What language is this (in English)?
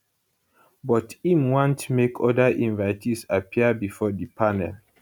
Nigerian Pidgin